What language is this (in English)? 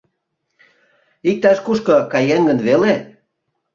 Mari